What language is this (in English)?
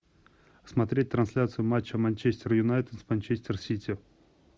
Russian